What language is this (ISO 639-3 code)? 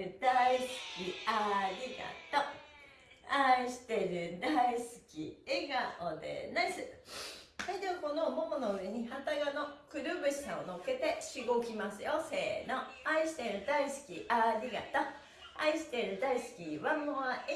jpn